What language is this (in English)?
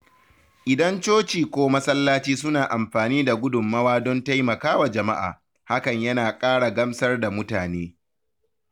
Hausa